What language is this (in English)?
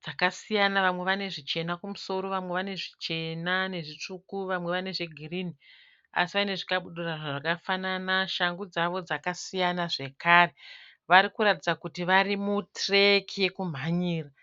Shona